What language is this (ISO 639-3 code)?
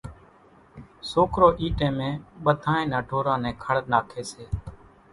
gjk